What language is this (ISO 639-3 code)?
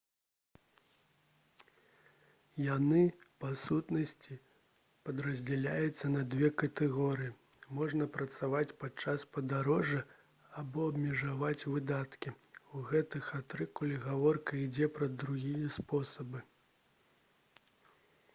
bel